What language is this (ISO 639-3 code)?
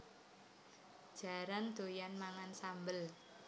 jav